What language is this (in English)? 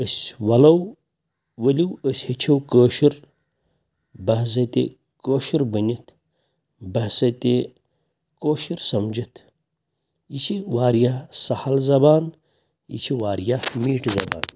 Kashmiri